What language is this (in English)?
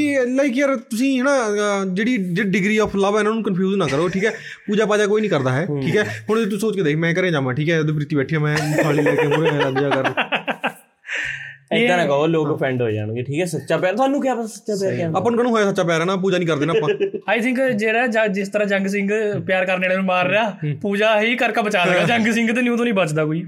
Punjabi